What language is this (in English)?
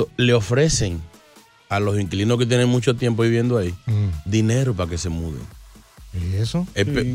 Spanish